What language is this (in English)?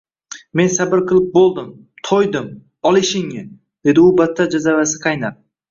Uzbek